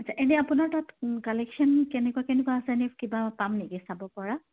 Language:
Assamese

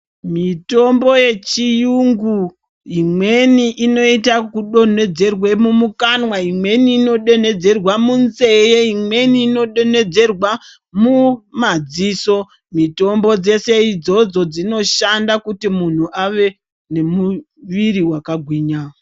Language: Ndau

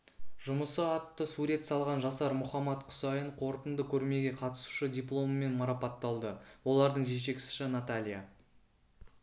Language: Kazakh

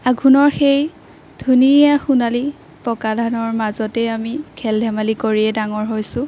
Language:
Assamese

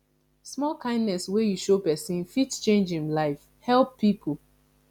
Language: Nigerian Pidgin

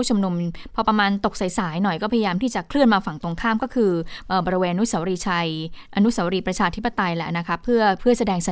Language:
Thai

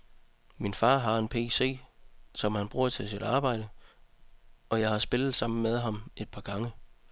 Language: Danish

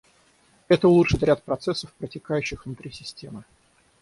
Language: Russian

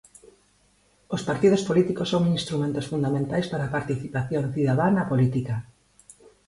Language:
Galician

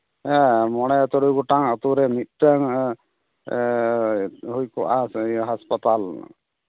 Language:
Santali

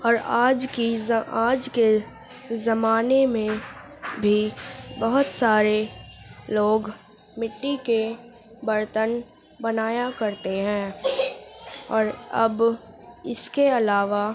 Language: Urdu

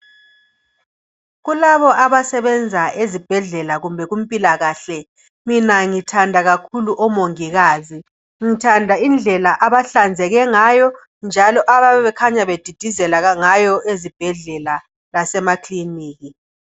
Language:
North Ndebele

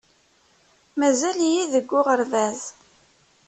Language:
Kabyle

